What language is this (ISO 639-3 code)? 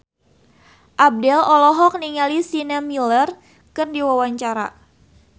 sun